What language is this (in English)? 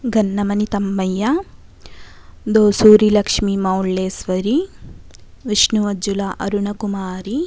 Telugu